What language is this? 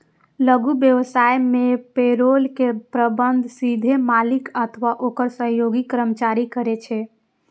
Maithili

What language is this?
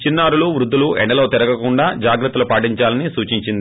Telugu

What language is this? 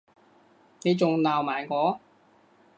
Cantonese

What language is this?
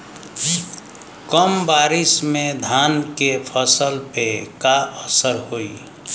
Bhojpuri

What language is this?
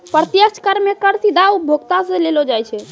Maithili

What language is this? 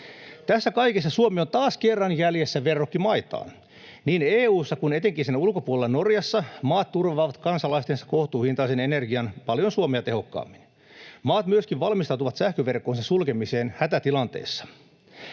Finnish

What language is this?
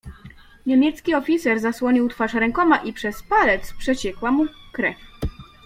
Polish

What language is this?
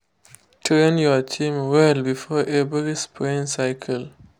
Nigerian Pidgin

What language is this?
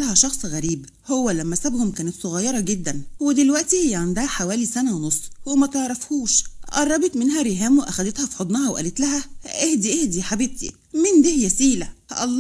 Arabic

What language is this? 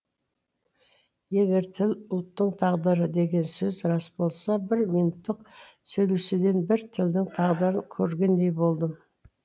Kazakh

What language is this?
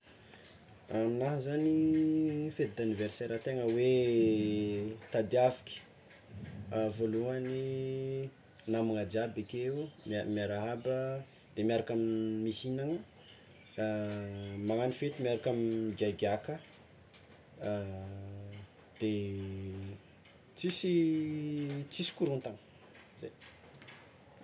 Tsimihety Malagasy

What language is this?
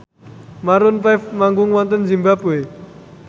Javanese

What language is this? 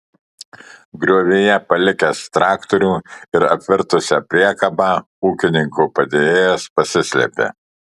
Lithuanian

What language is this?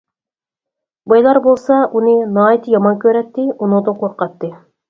Uyghur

